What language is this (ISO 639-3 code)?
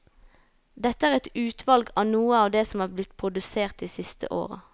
nor